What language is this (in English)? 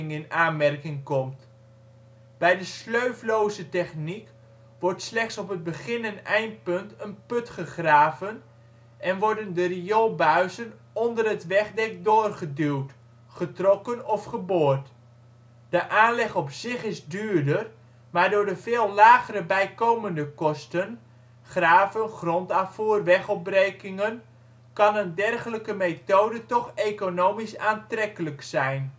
Dutch